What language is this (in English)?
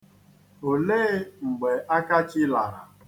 Igbo